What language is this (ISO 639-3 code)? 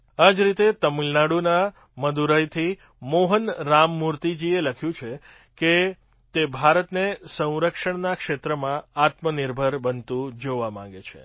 guj